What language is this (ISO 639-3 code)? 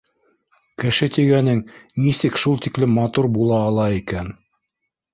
bak